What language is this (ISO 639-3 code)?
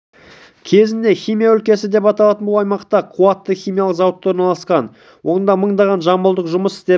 kaz